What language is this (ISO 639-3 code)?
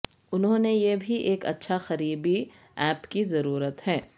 urd